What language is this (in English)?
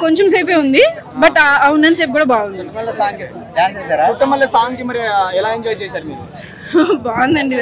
Telugu